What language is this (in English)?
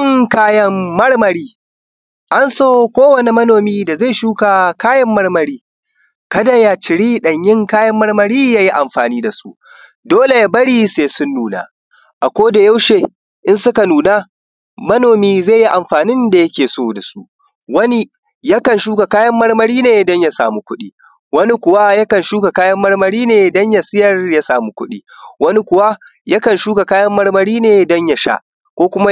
Hausa